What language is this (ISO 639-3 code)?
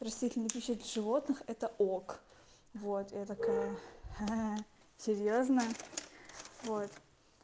rus